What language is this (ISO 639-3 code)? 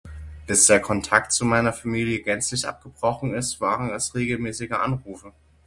deu